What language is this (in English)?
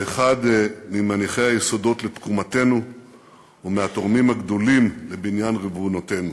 Hebrew